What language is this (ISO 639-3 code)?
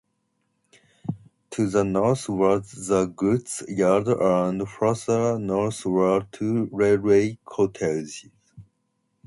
eng